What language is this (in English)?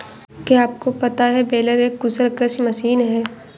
Hindi